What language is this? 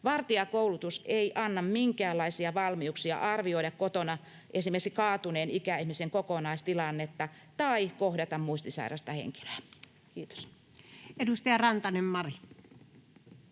Finnish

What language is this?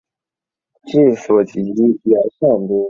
Chinese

